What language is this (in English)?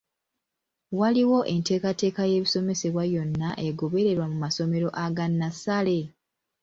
Ganda